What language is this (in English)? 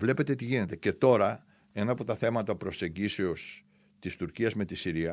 Greek